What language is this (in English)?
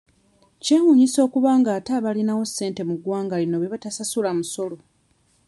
Ganda